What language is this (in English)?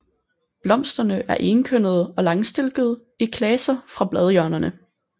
Danish